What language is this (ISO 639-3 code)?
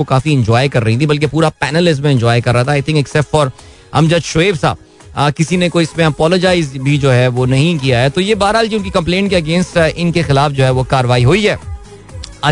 hin